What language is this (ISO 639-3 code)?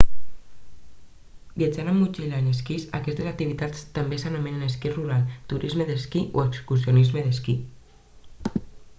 cat